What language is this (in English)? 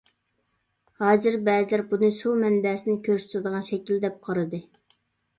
Uyghur